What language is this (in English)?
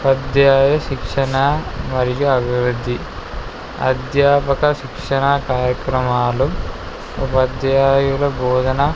Telugu